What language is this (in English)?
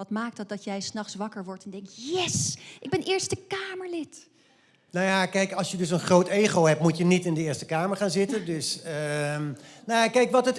Dutch